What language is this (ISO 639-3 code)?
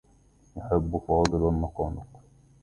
ara